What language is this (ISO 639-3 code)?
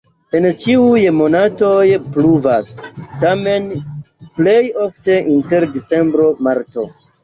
epo